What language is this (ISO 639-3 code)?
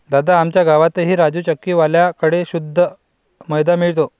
mar